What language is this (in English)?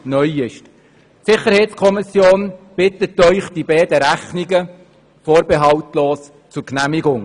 Swiss German